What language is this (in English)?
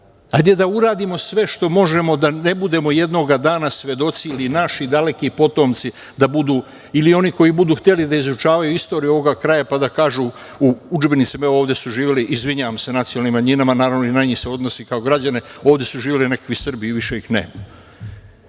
Serbian